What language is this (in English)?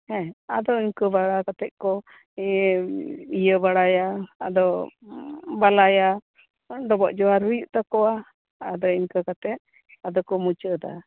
Santali